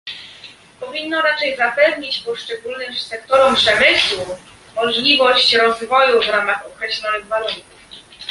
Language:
Polish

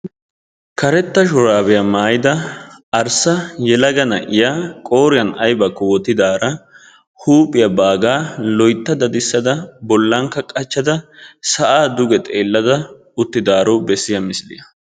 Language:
Wolaytta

